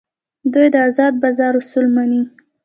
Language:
Pashto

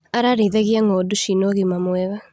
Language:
Kikuyu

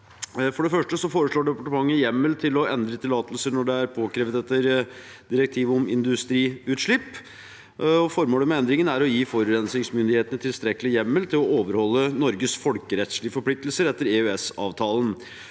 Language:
Norwegian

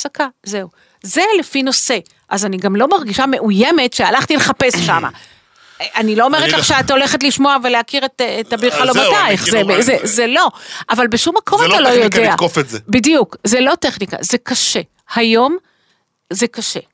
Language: Hebrew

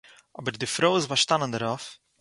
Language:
Yiddish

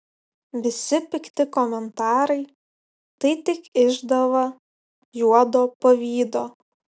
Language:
Lithuanian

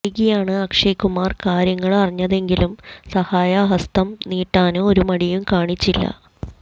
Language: Malayalam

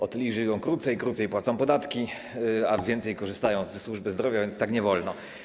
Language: Polish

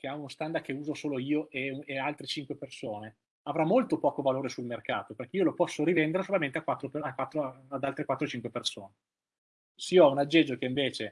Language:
Italian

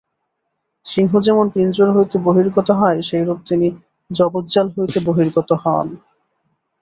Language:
Bangla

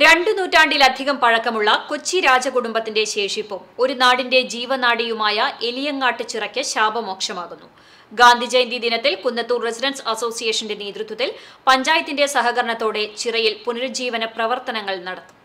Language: Malayalam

